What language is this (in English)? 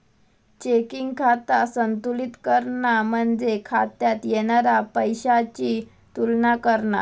Marathi